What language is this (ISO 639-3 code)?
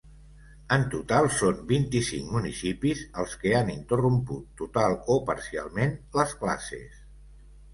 cat